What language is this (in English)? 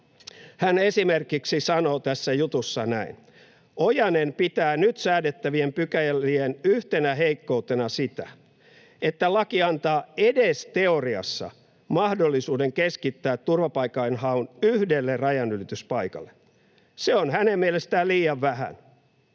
Finnish